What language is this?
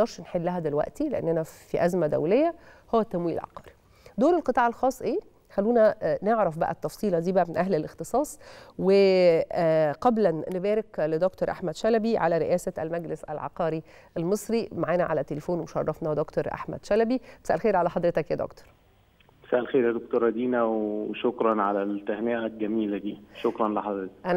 Arabic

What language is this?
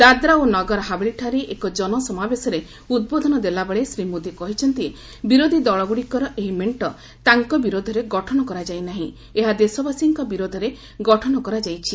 Odia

